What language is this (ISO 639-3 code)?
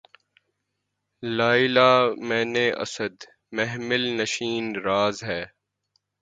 urd